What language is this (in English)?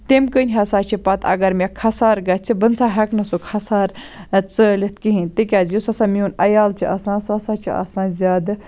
Kashmiri